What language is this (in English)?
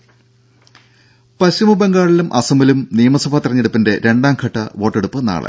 Malayalam